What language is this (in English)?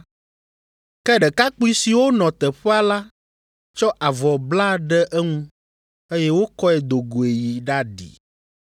Ewe